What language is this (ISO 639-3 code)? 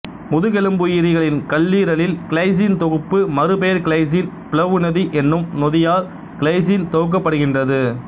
tam